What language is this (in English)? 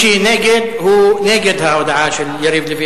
Hebrew